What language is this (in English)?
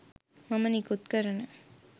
Sinhala